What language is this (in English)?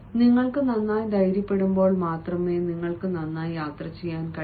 Malayalam